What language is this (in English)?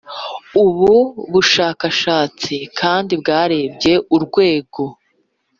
Kinyarwanda